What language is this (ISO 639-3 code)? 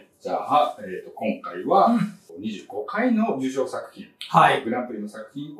jpn